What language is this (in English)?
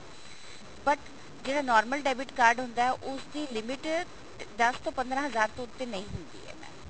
Punjabi